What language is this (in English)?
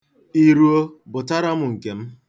Igbo